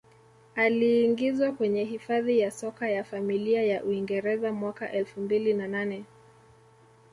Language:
Swahili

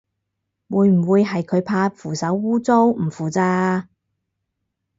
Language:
Cantonese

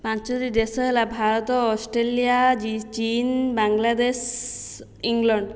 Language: Odia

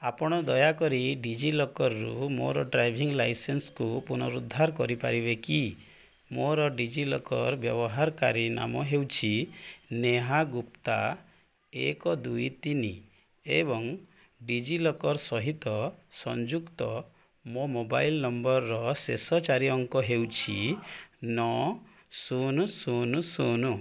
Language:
Odia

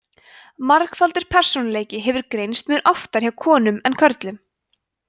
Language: Icelandic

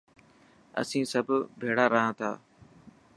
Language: Dhatki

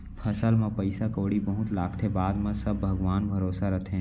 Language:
Chhattisgarhi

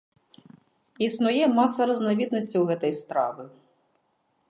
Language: Belarusian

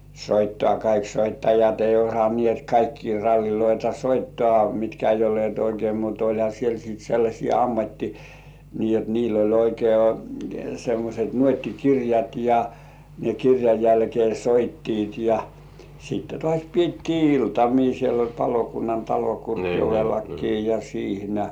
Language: Finnish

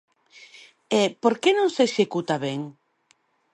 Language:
Galician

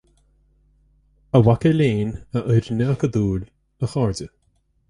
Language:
Irish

